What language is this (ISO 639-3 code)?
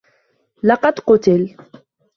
ara